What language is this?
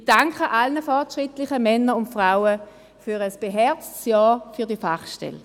Swiss German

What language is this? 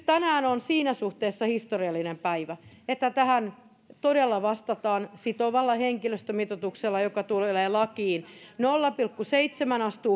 Finnish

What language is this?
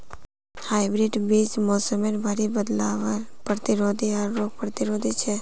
Magahi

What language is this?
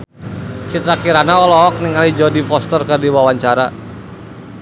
Sundanese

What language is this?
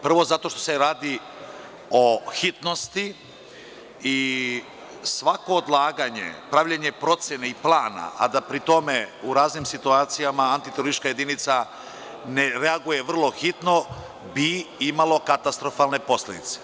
Serbian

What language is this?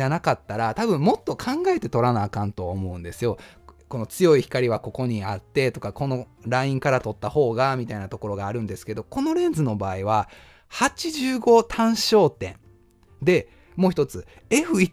Japanese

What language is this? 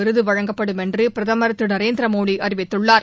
Tamil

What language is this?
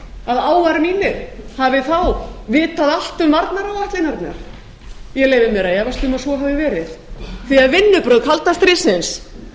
Icelandic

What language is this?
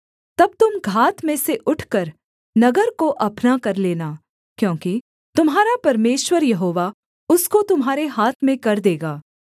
Hindi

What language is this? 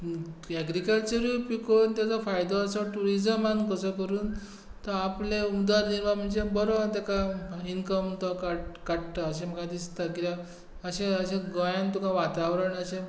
Konkani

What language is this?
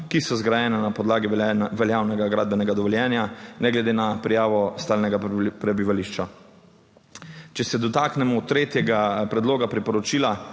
Slovenian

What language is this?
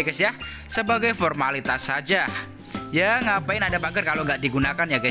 Indonesian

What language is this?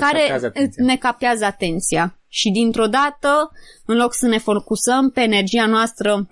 Romanian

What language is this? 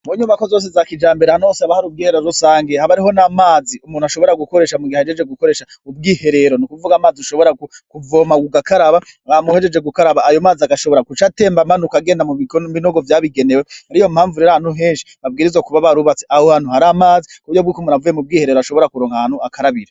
Rundi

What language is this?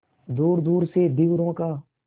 Hindi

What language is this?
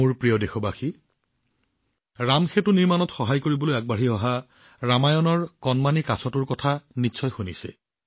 Assamese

